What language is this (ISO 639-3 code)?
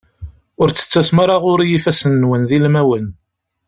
kab